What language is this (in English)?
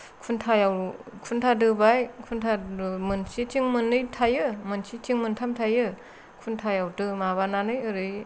Bodo